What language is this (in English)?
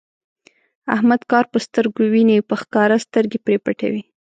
Pashto